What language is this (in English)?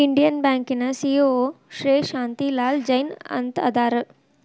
Kannada